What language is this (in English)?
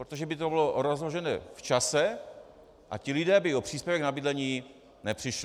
Czech